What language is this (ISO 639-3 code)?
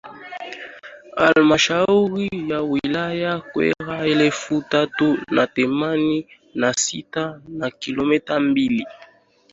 swa